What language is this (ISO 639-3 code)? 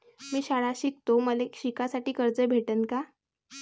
mar